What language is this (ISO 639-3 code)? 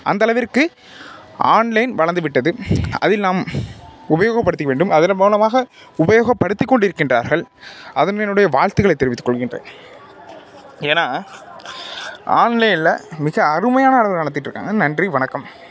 tam